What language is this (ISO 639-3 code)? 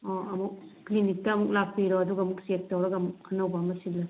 mni